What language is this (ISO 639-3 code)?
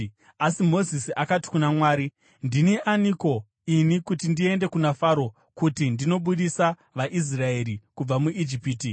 sna